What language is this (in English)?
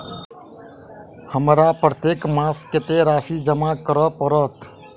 Maithili